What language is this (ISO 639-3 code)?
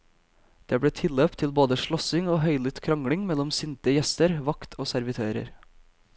nor